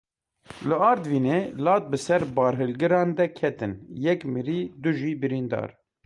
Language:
Kurdish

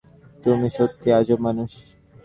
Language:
Bangla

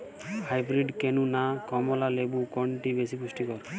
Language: Bangla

